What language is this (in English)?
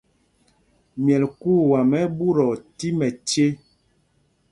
Mpumpong